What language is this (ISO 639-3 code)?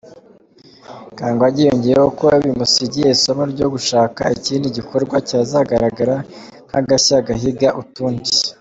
kin